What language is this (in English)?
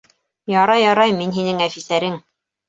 Bashkir